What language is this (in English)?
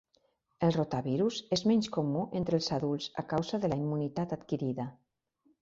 Catalan